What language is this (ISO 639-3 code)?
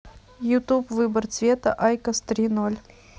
rus